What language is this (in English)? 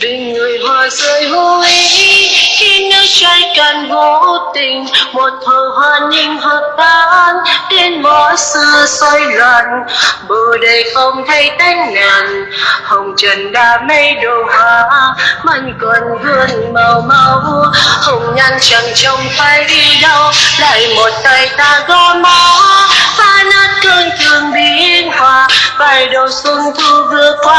Vietnamese